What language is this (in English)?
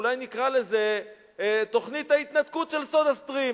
Hebrew